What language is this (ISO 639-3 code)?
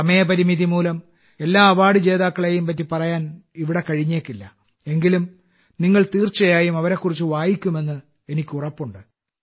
mal